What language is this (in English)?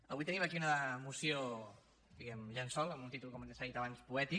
Catalan